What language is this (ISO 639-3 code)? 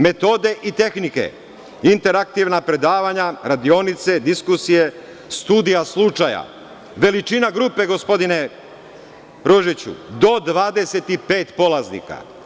srp